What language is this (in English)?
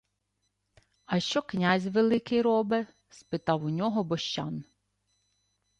Ukrainian